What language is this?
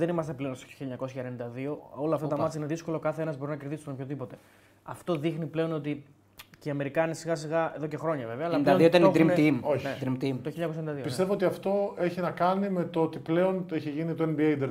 Greek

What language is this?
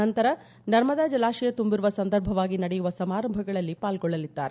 Kannada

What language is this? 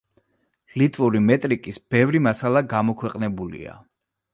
Georgian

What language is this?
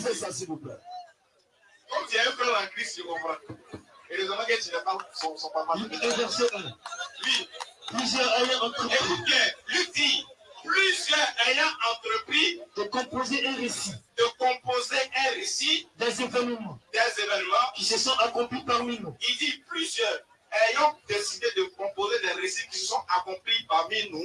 French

